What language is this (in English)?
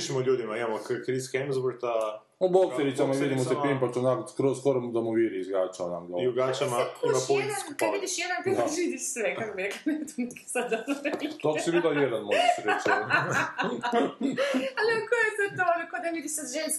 Croatian